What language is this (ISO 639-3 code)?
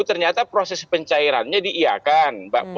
ind